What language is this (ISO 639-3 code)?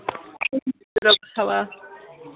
kas